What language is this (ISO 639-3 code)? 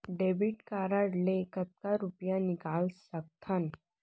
hne